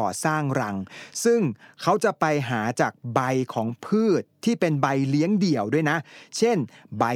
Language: Thai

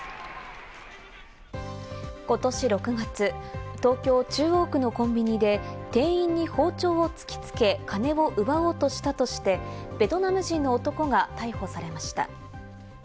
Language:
Japanese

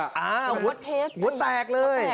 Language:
Thai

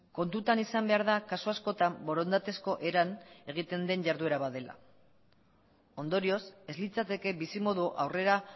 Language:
Basque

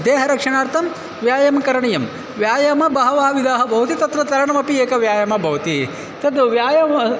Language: Sanskrit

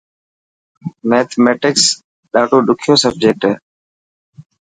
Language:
Dhatki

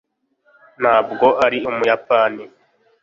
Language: Kinyarwanda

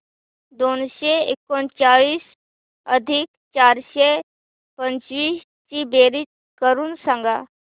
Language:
Marathi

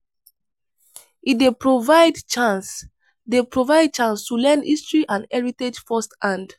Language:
Nigerian Pidgin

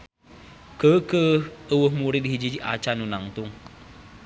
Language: Sundanese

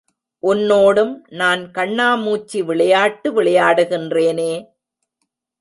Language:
Tamil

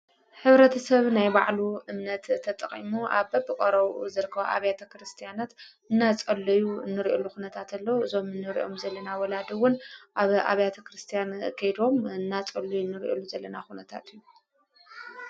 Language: Tigrinya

